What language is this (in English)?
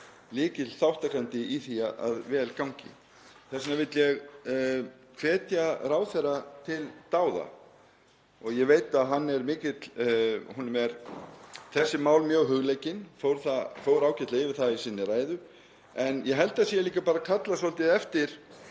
Icelandic